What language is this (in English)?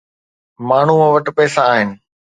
Sindhi